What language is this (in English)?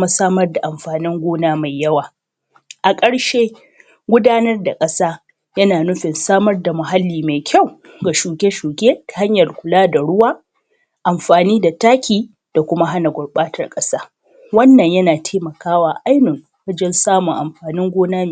Hausa